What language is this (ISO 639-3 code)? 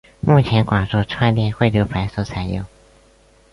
zho